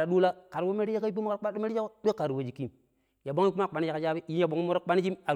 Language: Pero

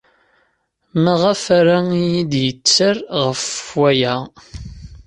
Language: Kabyle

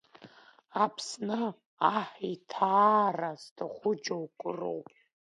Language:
Abkhazian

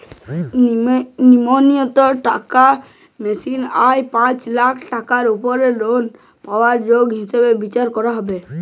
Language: Bangla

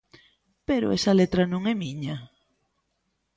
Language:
Galician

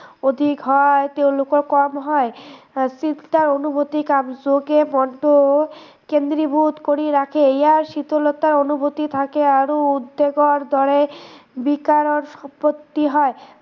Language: Assamese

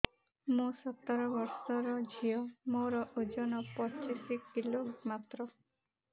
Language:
Odia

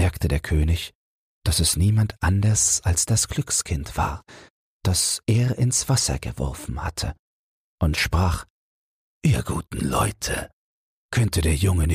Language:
German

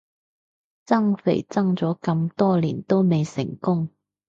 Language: Cantonese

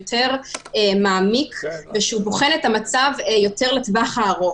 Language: Hebrew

